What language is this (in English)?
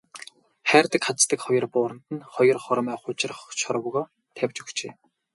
Mongolian